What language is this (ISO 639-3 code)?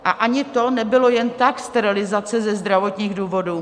ces